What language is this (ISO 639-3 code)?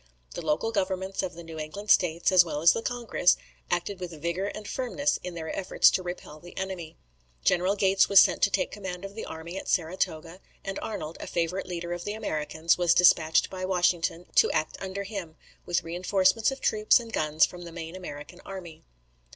eng